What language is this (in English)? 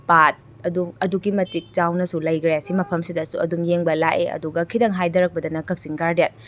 Manipuri